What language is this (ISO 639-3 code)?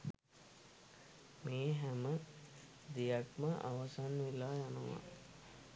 sin